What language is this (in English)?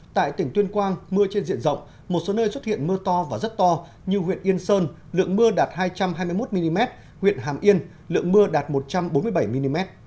Vietnamese